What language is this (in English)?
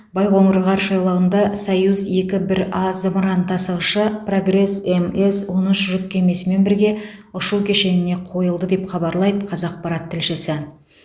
Kazakh